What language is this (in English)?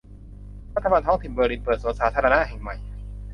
Thai